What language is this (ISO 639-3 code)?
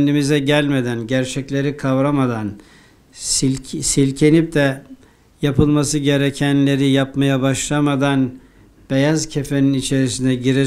tur